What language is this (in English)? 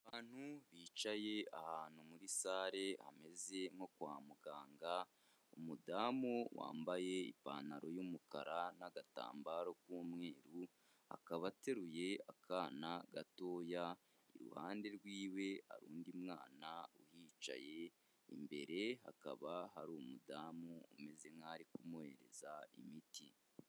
Kinyarwanda